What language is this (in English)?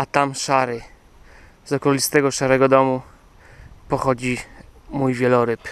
Polish